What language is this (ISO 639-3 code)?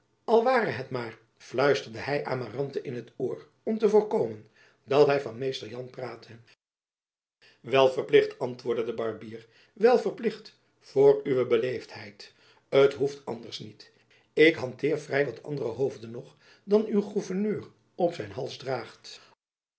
nld